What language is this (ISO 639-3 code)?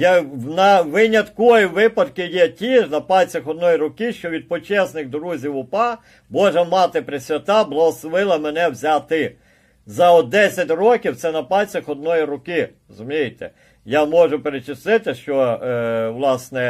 ukr